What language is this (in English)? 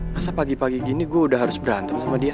Indonesian